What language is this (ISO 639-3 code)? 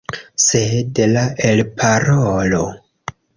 epo